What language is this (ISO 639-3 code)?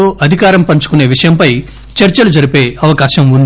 tel